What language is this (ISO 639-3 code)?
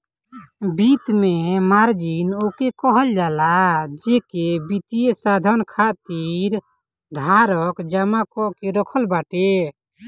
bho